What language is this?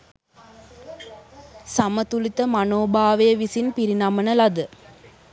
Sinhala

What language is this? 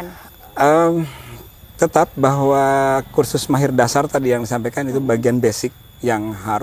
Indonesian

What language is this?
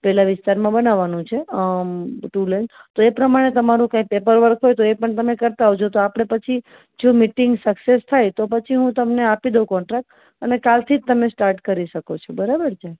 Gujarati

